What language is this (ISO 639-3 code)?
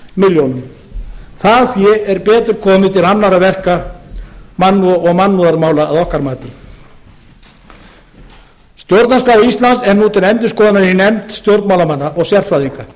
isl